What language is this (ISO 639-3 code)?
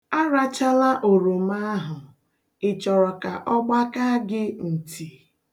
ibo